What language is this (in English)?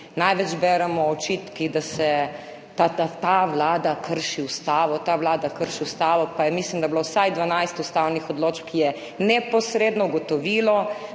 Slovenian